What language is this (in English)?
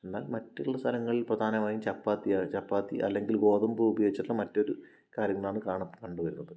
Malayalam